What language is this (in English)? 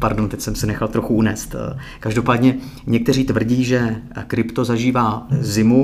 Czech